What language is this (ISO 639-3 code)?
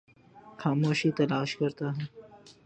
urd